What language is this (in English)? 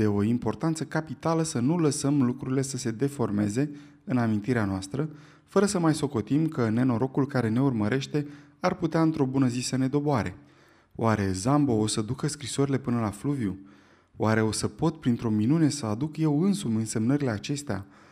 Romanian